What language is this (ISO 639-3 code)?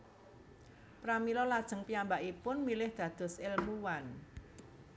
jav